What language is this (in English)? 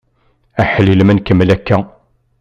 Kabyle